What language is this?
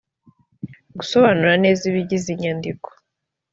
Kinyarwanda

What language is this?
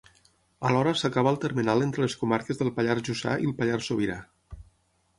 Catalan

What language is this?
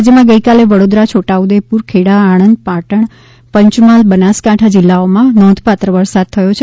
Gujarati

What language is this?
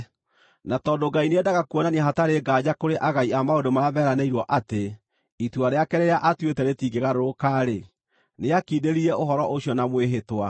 Kikuyu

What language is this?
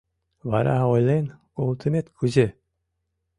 Mari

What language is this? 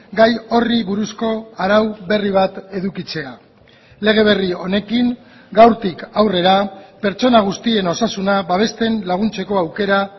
Basque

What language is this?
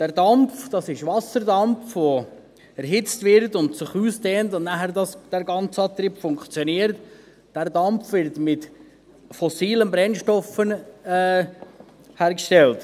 Swiss German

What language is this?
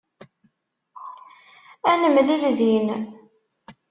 Kabyle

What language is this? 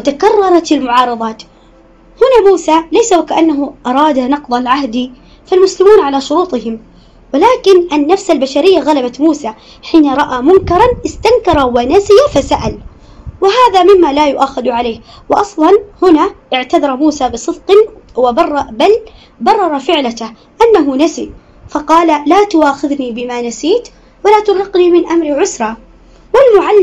Arabic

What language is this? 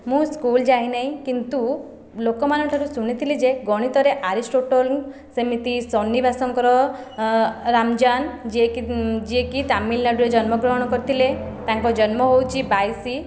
Odia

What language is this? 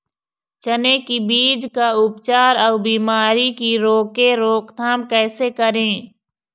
Chhattisgarhi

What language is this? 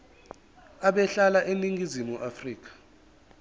Zulu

